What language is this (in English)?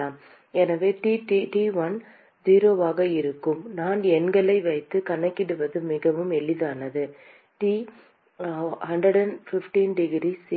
Tamil